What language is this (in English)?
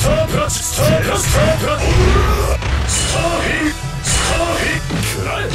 Japanese